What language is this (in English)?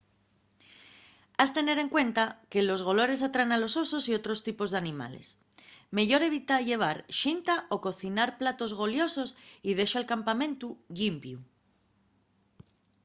Asturian